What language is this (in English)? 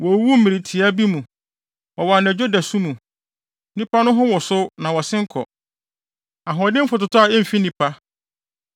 Akan